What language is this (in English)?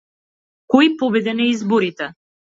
Macedonian